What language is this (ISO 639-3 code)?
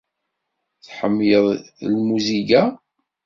kab